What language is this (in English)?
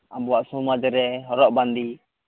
Santali